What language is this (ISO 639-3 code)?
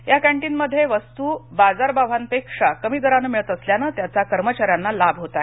mar